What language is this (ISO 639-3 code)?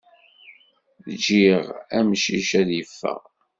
kab